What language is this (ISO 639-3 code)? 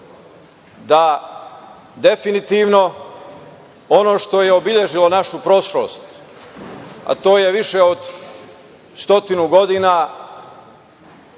srp